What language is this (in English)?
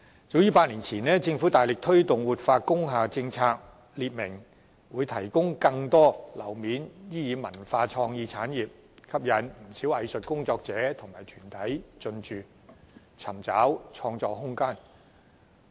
Cantonese